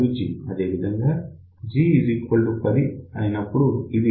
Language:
Telugu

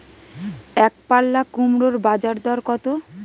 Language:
Bangla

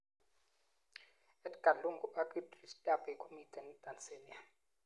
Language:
Kalenjin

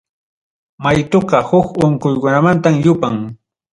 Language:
Ayacucho Quechua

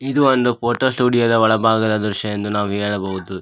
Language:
Kannada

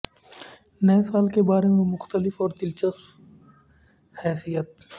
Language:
Urdu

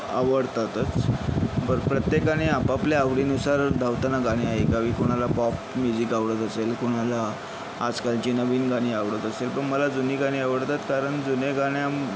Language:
Marathi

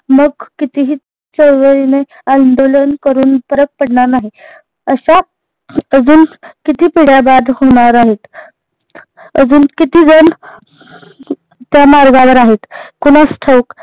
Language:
Marathi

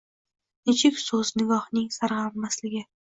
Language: Uzbek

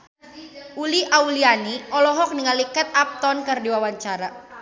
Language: Sundanese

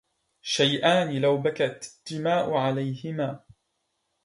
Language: Arabic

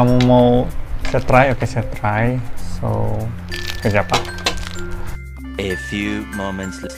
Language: Indonesian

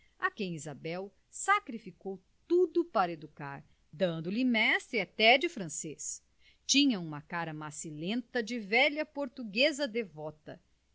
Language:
Portuguese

